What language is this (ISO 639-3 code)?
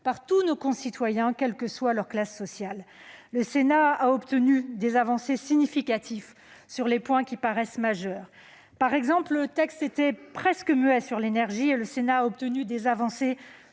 fra